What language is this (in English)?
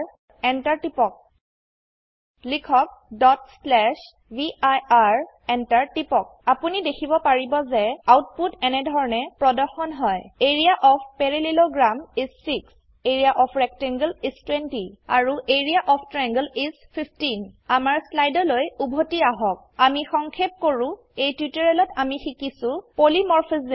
Assamese